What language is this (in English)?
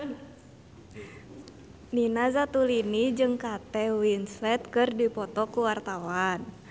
Sundanese